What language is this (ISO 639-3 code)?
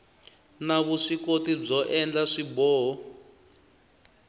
tso